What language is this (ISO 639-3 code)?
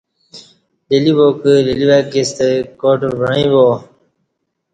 bsh